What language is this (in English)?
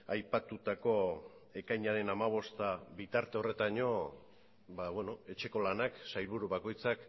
Basque